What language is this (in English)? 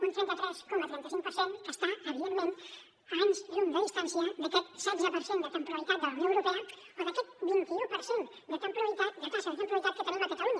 Catalan